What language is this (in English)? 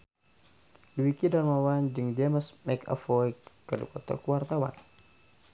Sundanese